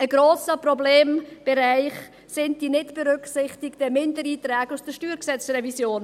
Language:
Swiss German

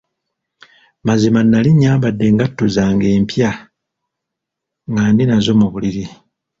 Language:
Ganda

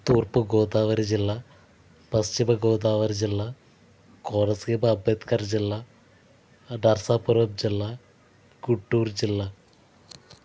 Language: Telugu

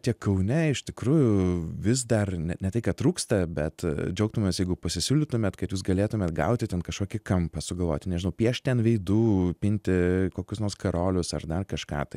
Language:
Lithuanian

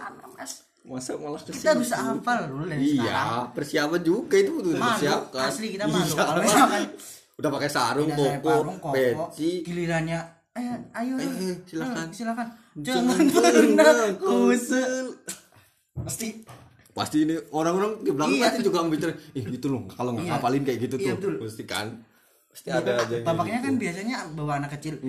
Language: Indonesian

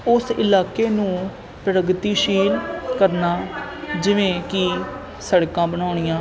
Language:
Punjabi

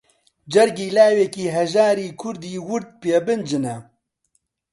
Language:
Central Kurdish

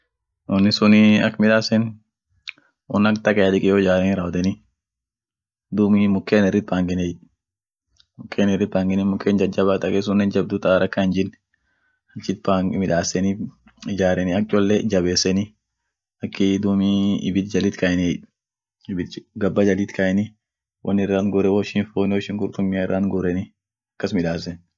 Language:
Orma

